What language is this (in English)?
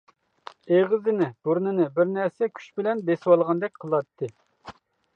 Uyghur